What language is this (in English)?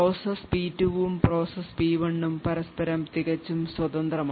Malayalam